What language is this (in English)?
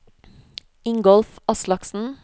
Norwegian